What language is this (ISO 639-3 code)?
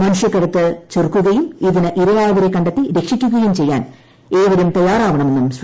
mal